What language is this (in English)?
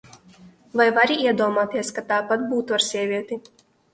Latvian